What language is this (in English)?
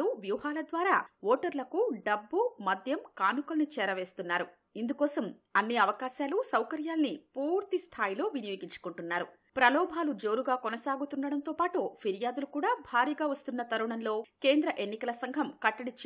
Hindi